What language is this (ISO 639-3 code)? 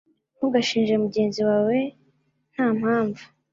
kin